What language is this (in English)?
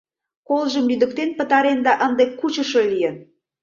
Mari